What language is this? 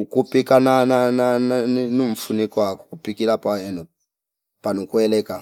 Fipa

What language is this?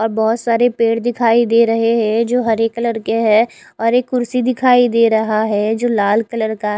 Hindi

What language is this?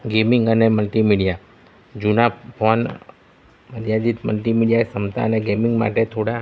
Gujarati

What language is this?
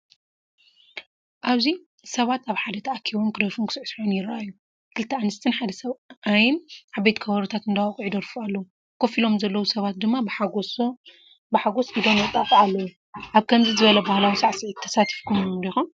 Tigrinya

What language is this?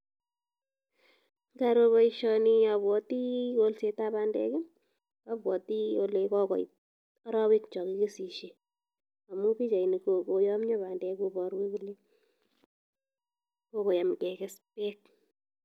Kalenjin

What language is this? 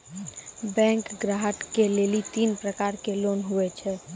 Maithili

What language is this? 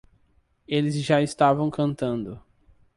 Portuguese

